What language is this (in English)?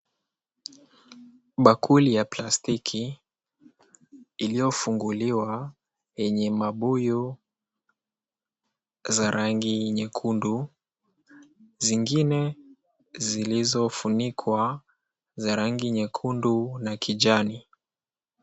Swahili